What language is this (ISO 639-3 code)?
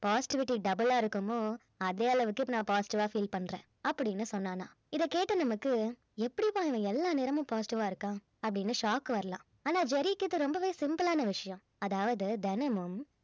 tam